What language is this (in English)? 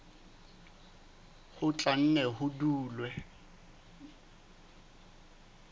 Southern Sotho